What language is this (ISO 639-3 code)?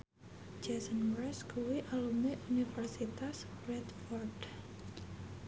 jav